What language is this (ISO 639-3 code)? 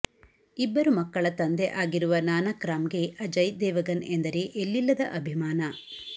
kan